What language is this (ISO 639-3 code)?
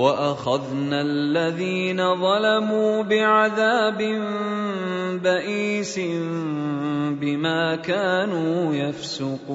ara